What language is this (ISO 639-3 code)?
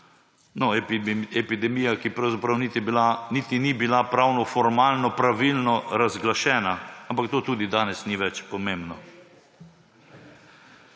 slv